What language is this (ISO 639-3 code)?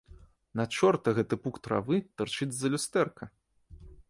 bel